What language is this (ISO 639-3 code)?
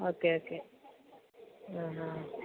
mal